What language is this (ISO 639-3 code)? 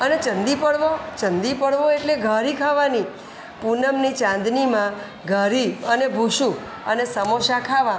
guj